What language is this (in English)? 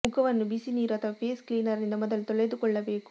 Kannada